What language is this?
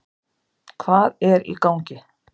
Icelandic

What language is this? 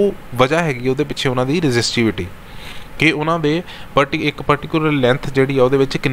Hindi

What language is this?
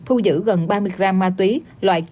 Vietnamese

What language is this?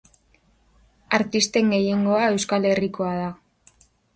Basque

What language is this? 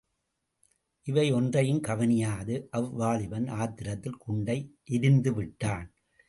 Tamil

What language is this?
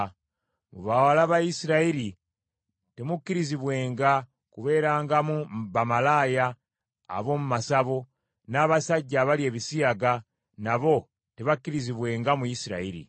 Ganda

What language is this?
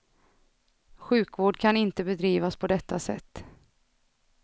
Swedish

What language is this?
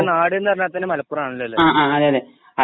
Malayalam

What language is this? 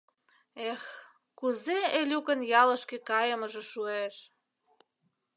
Mari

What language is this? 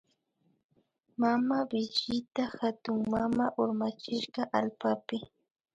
Imbabura Highland Quichua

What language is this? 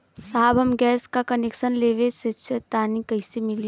Bhojpuri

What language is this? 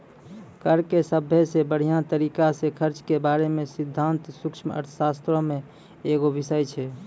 Maithili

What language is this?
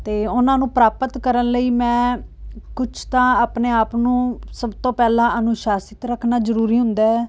Punjabi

